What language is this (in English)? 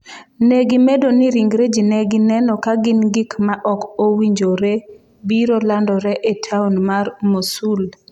Luo (Kenya and Tanzania)